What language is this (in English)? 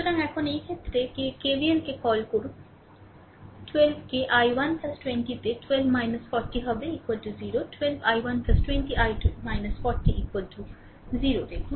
Bangla